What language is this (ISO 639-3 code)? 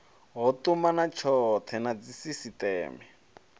ven